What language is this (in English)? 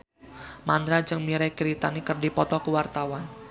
Sundanese